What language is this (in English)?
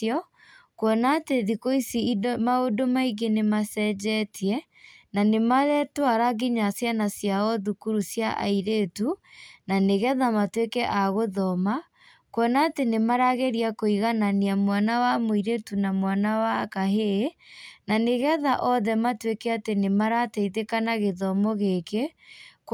Kikuyu